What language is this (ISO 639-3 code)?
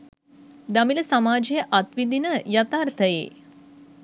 sin